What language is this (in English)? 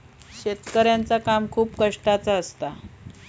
Marathi